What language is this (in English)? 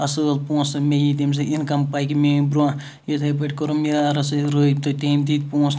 Kashmiri